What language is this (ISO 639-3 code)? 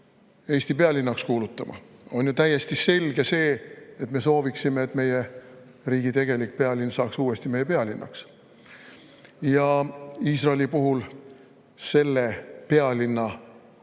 est